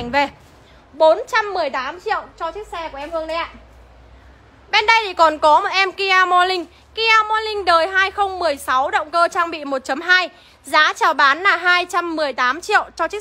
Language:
Vietnamese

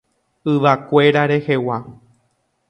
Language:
Guarani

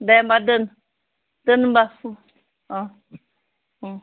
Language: Bodo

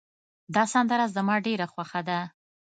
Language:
Pashto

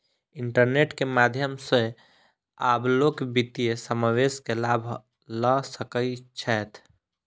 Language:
Maithili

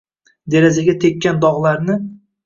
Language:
Uzbek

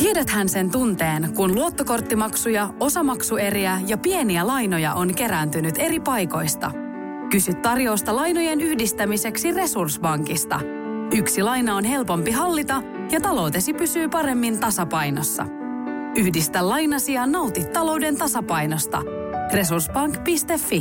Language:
Finnish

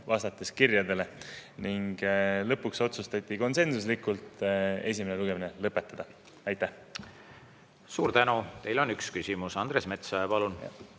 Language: Estonian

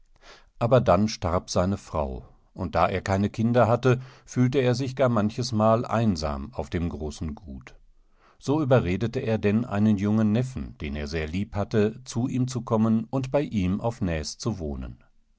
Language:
German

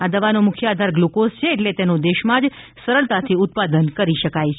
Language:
Gujarati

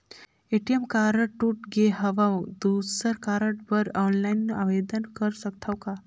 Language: Chhattisgarhi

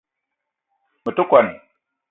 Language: Eton (Cameroon)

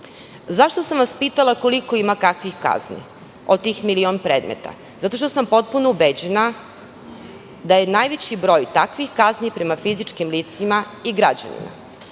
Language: Serbian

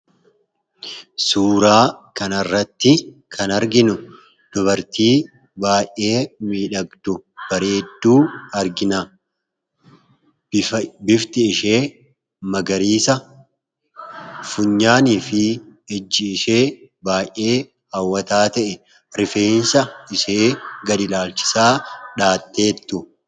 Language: Oromo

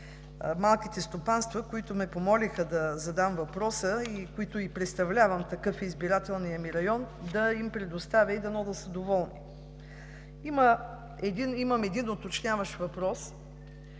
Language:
Bulgarian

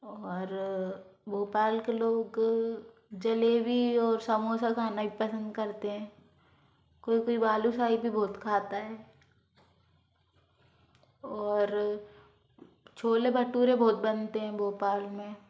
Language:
Hindi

